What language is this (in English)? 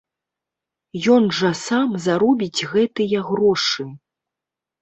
Belarusian